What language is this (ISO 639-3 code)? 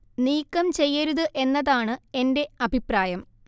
mal